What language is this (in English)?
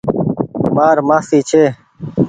Goaria